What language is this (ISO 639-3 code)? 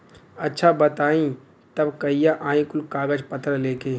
bho